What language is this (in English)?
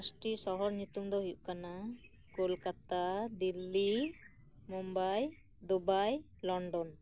Santali